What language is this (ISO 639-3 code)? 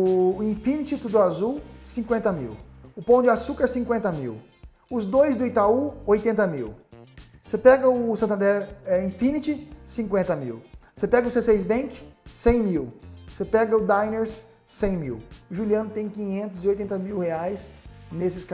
por